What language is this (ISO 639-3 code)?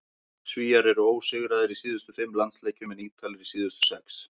isl